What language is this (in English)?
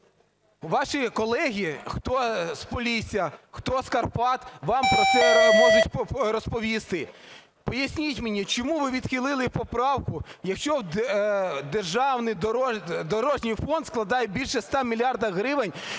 Ukrainian